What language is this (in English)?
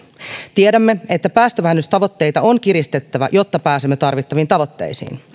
Finnish